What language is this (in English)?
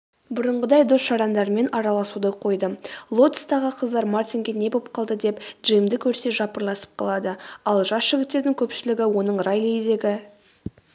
Kazakh